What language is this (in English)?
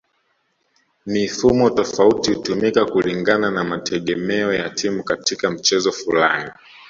Swahili